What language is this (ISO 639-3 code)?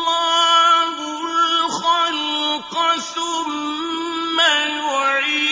ara